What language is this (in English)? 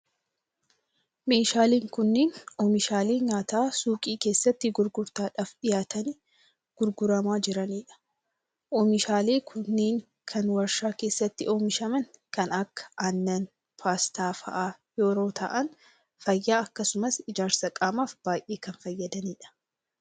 Oromo